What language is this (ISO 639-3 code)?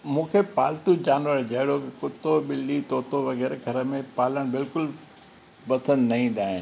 snd